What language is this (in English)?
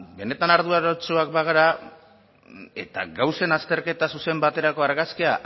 Basque